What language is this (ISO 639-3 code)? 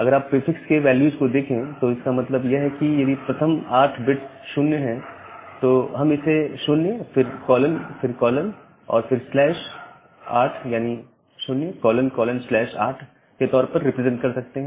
hin